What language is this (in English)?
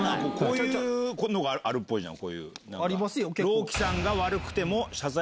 Japanese